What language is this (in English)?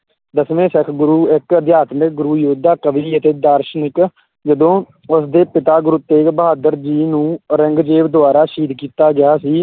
Punjabi